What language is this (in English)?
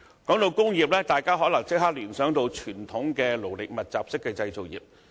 Cantonese